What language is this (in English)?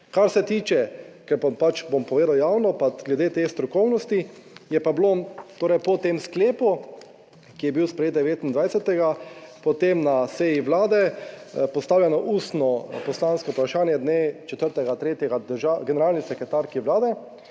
Slovenian